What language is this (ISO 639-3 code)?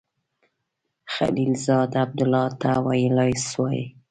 pus